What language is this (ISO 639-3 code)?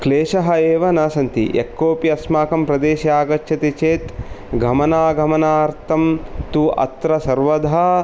san